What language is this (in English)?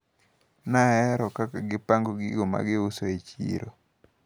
Luo (Kenya and Tanzania)